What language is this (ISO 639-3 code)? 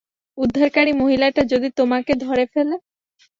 ben